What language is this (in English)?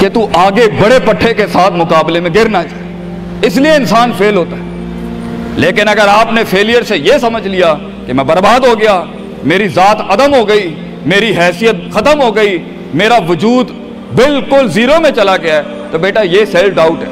Urdu